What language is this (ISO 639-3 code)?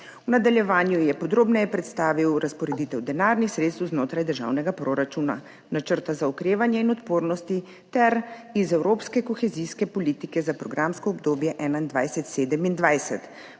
slv